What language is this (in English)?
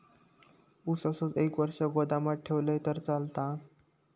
Marathi